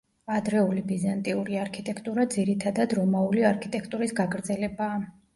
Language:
Georgian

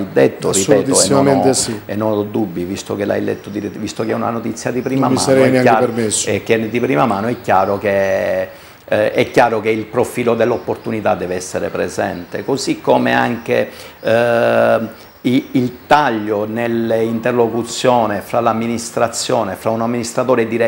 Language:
Italian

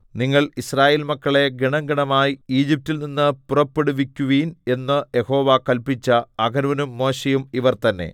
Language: Malayalam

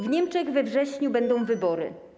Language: Polish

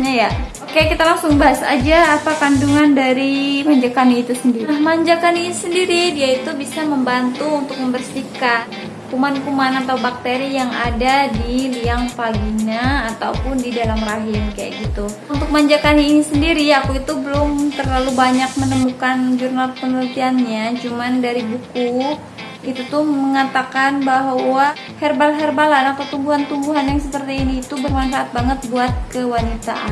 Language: Indonesian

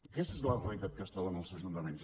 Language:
Catalan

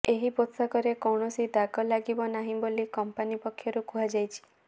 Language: Odia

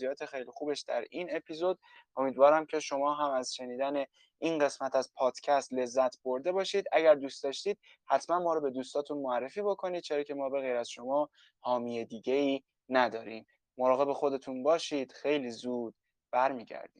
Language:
Persian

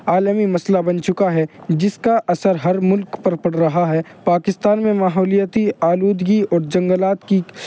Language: Urdu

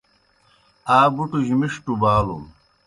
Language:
Kohistani Shina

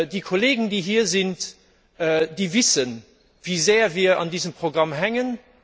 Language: German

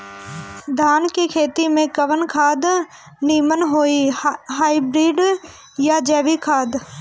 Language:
Bhojpuri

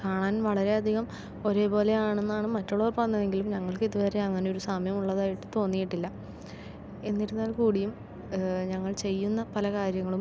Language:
Malayalam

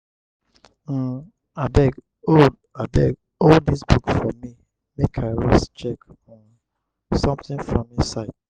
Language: Nigerian Pidgin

